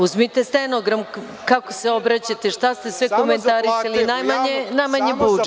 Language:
Serbian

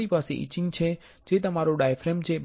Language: Gujarati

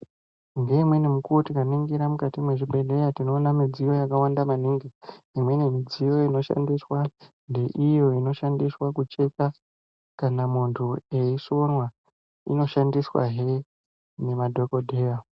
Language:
Ndau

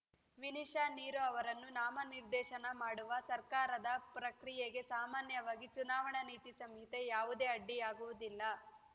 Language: Kannada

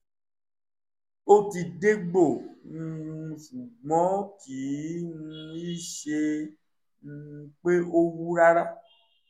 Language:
Yoruba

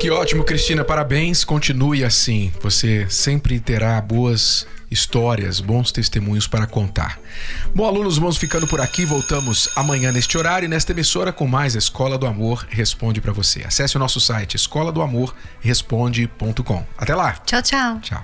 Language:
Portuguese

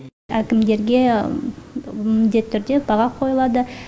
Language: Kazakh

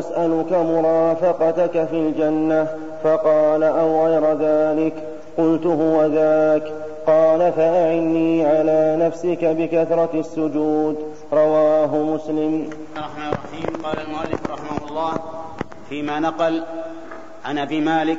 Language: Arabic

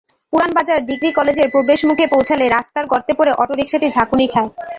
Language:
Bangla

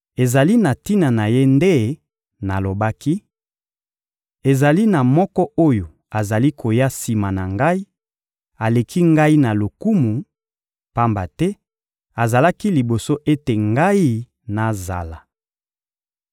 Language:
Lingala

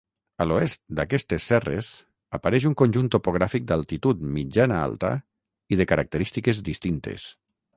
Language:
Catalan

